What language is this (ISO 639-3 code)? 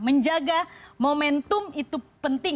ind